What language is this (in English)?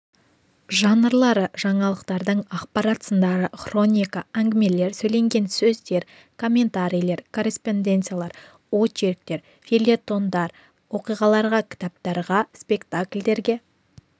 Kazakh